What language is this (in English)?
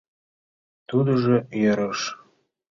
Mari